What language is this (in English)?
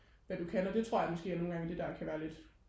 Danish